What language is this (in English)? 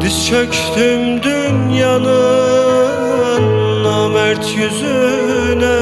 Turkish